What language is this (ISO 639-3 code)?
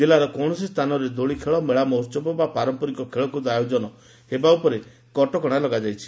ori